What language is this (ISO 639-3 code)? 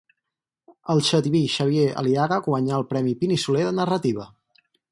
cat